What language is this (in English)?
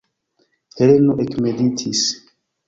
Esperanto